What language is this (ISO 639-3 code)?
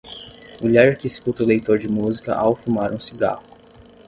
por